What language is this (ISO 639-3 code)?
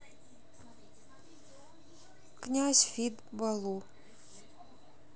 rus